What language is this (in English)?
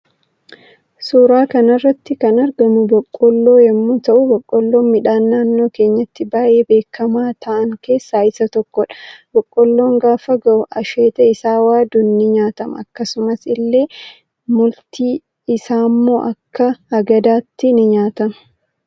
Oromo